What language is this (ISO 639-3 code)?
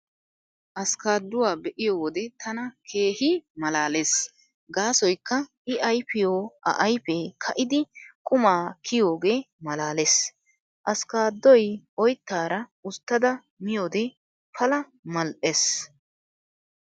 wal